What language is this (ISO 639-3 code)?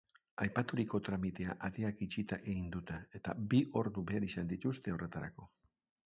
eus